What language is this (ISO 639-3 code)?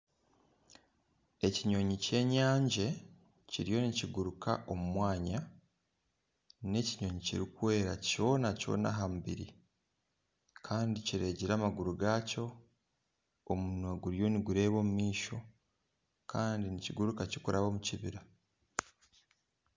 nyn